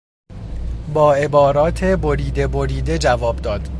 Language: Persian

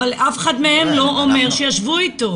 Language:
Hebrew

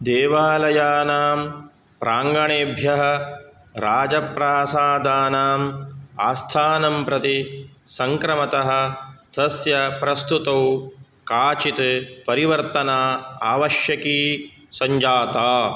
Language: Sanskrit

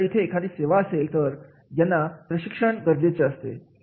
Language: Marathi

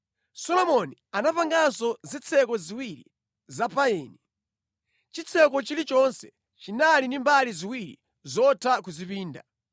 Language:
Nyanja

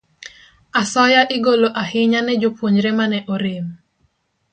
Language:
Luo (Kenya and Tanzania)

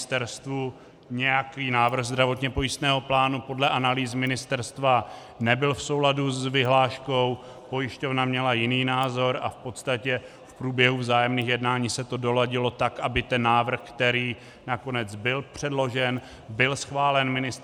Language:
Czech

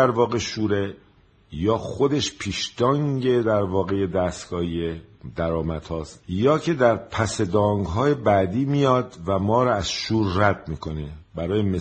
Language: Persian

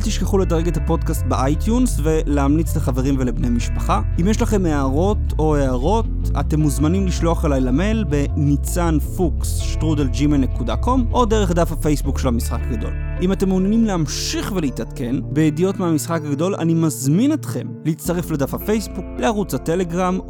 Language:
Hebrew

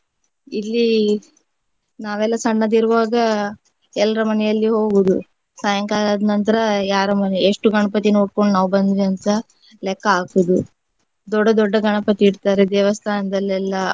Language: Kannada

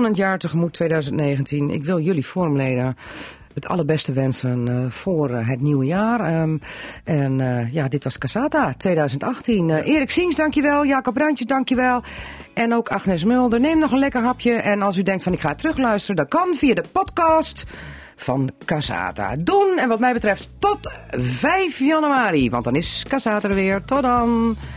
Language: Dutch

